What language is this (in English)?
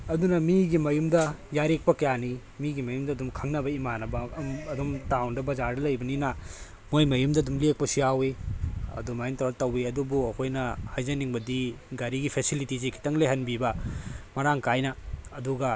Manipuri